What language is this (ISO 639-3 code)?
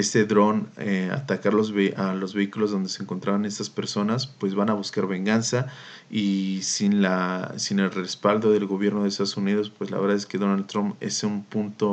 spa